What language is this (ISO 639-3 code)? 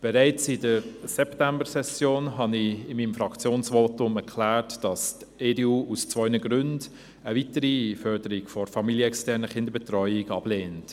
gsw